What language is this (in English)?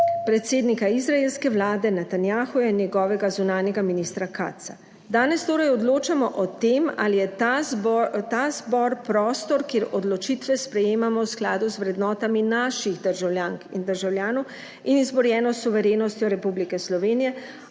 Slovenian